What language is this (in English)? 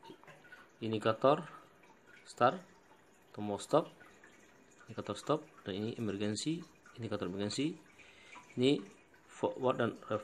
Indonesian